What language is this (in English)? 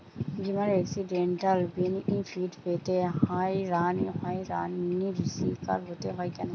Bangla